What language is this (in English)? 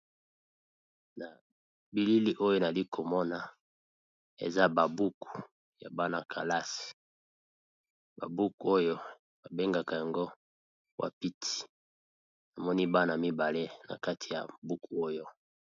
Lingala